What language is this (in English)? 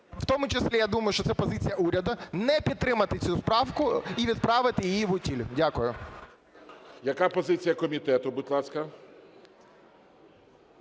Ukrainian